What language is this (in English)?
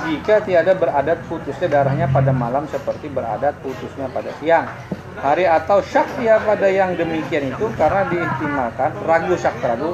Indonesian